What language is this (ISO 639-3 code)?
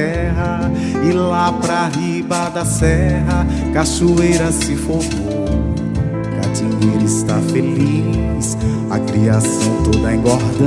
por